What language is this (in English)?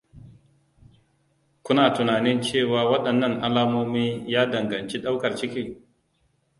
Hausa